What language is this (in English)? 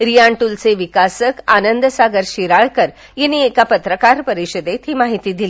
Marathi